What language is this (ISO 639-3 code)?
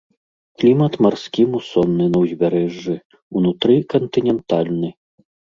bel